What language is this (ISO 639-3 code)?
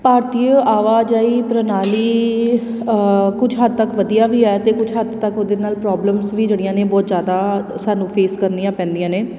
pan